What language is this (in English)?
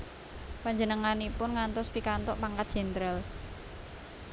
Javanese